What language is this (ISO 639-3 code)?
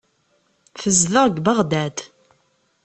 kab